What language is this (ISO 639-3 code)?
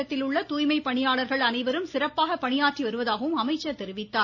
tam